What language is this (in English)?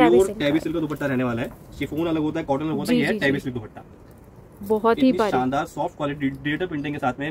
Hindi